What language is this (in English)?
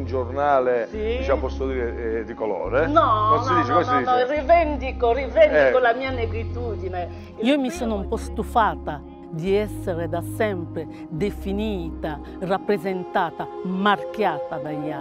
Italian